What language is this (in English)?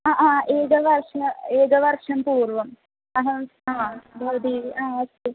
Sanskrit